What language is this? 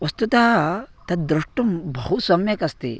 Sanskrit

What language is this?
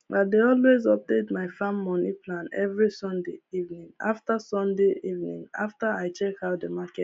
Nigerian Pidgin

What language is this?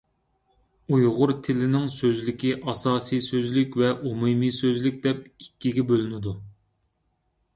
Uyghur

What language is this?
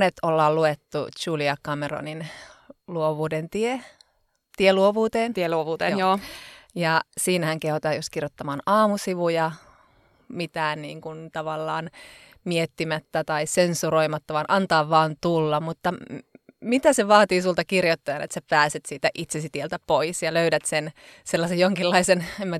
Finnish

